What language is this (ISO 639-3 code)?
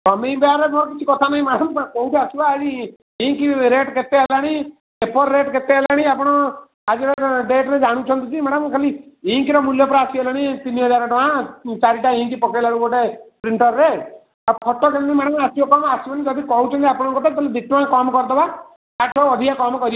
ori